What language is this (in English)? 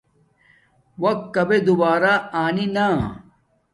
Domaaki